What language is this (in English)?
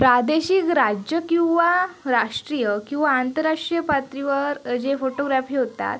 Marathi